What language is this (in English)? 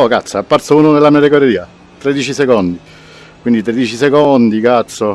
Italian